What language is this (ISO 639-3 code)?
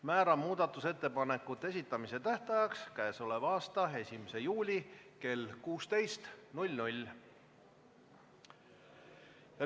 est